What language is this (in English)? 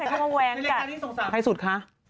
Thai